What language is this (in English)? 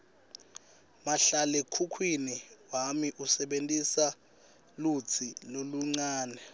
Swati